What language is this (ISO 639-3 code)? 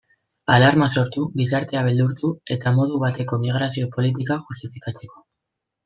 eus